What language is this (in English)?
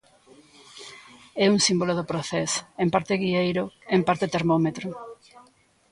Galician